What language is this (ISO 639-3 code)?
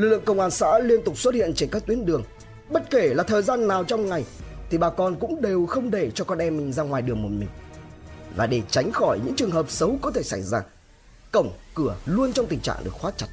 vie